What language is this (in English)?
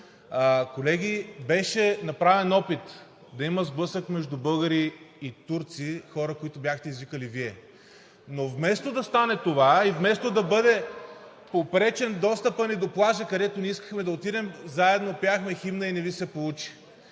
Bulgarian